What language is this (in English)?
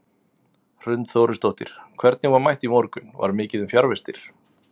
Icelandic